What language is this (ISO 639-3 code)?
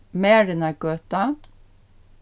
fao